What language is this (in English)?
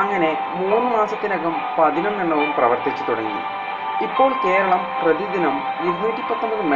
Malayalam